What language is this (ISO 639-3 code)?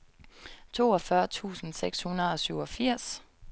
dan